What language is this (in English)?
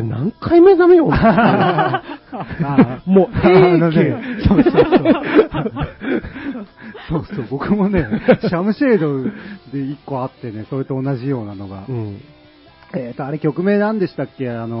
Japanese